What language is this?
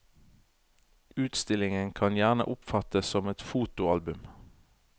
Norwegian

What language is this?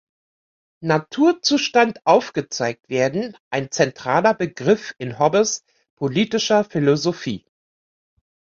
German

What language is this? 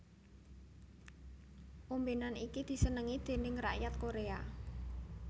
Javanese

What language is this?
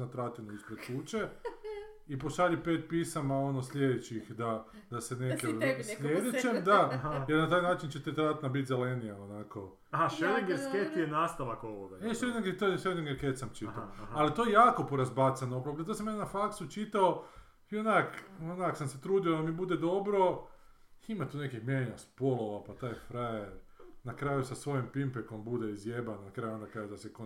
Croatian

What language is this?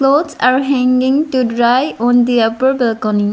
English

